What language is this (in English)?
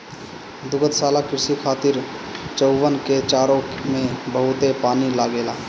Bhojpuri